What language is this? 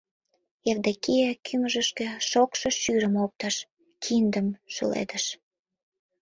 Mari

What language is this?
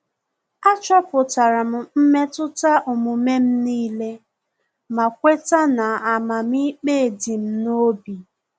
Igbo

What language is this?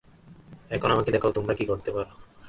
Bangla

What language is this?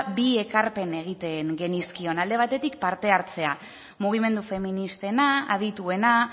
Basque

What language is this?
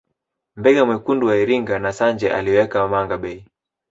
Swahili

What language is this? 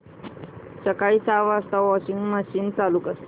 Marathi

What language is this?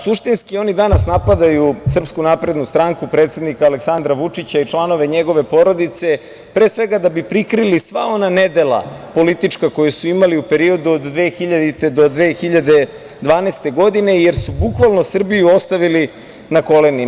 Serbian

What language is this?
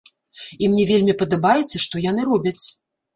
Belarusian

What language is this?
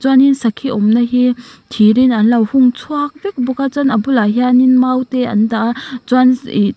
Mizo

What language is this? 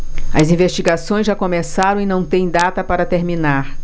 Portuguese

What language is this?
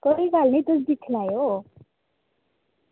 Dogri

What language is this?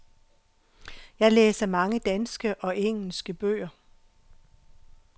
Danish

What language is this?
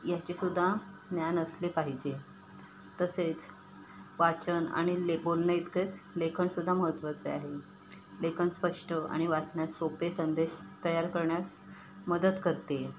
Marathi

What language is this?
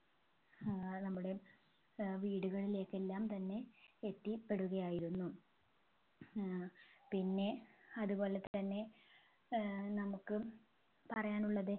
Malayalam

